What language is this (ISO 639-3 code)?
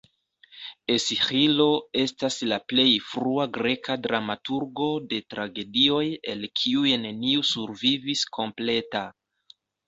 epo